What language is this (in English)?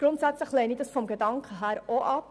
Swiss German